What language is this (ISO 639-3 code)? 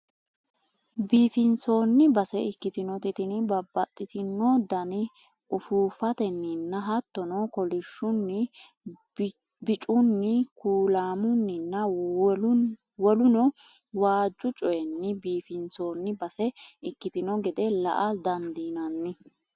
sid